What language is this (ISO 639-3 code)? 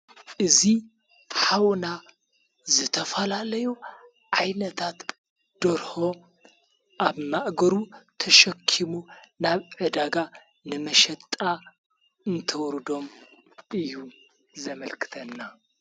tir